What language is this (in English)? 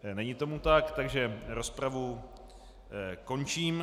Czech